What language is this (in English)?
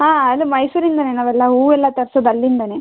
Kannada